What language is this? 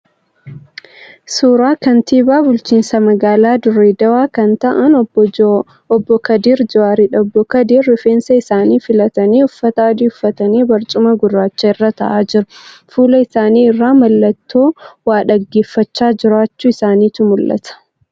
Oromo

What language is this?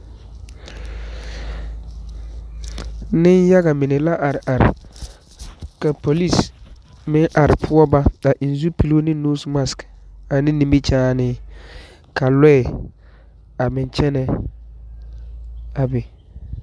Southern Dagaare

